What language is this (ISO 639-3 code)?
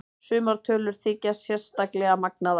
isl